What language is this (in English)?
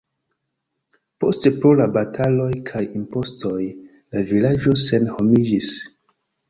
Esperanto